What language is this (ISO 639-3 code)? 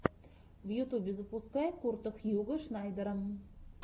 rus